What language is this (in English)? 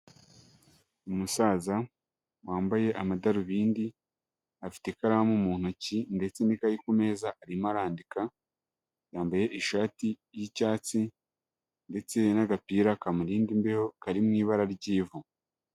Kinyarwanda